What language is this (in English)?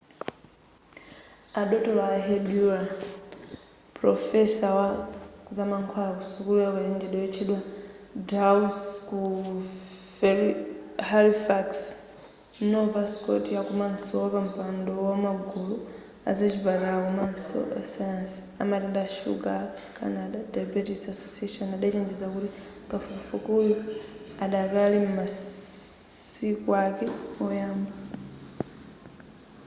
Nyanja